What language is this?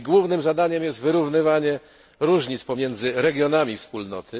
Polish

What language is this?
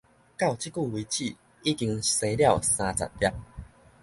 Min Nan Chinese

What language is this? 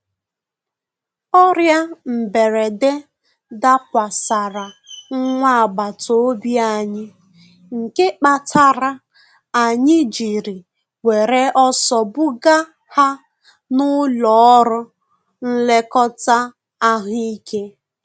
Igbo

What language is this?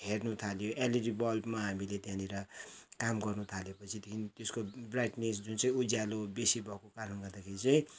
Nepali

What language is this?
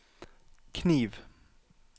Norwegian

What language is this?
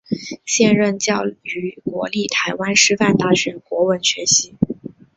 Chinese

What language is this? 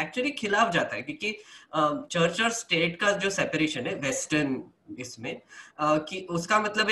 Hindi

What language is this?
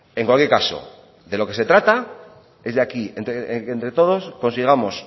Spanish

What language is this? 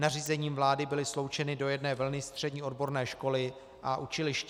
Czech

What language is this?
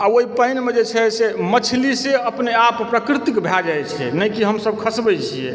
Maithili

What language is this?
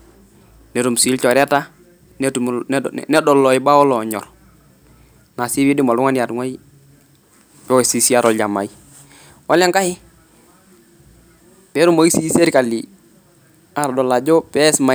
Masai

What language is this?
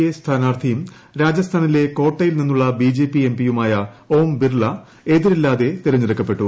Malayalam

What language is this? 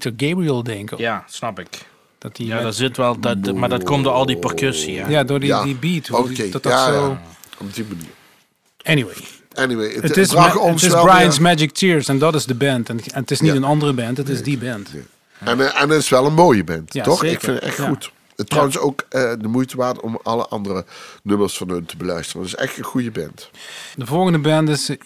Dutch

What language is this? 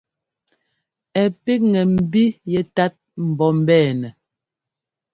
Ngomba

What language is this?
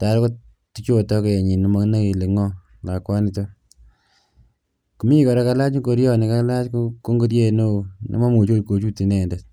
Kalenjin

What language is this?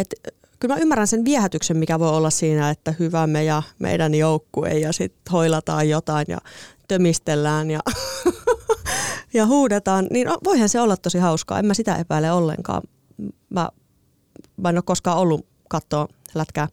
Finnish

